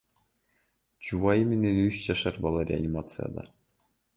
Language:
Kyrgyz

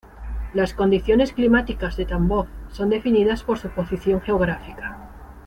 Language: Spanish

